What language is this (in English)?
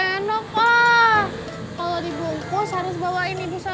Indonesian